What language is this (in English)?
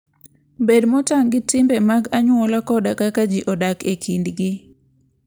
Luo (Kenya and Tanzania)